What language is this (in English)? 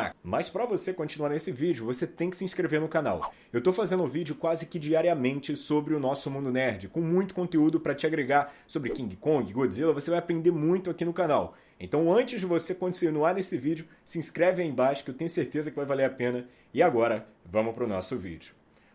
Portuguese